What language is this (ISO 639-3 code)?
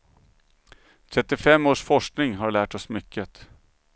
swe